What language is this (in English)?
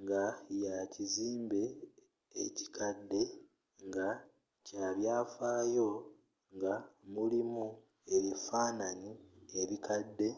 Ganda